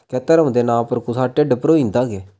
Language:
Dogri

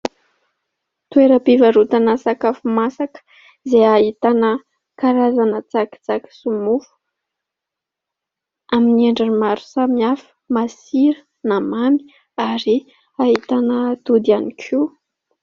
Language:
Malagasy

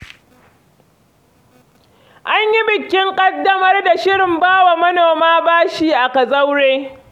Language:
Hausa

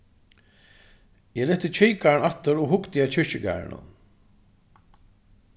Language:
Faroese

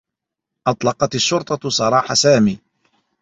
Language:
Arabic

